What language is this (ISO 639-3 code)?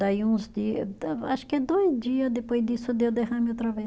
por